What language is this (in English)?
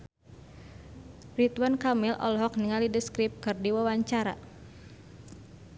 Sundanese